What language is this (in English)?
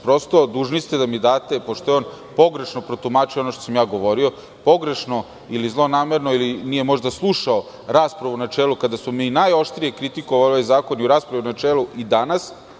Serbian